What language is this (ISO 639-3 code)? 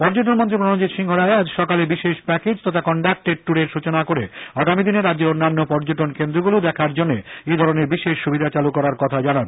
ben